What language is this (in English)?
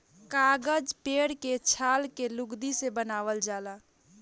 Bhojpuri